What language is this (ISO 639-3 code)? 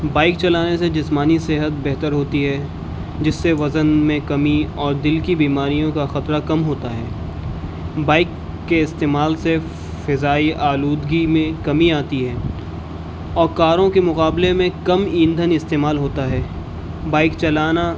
urd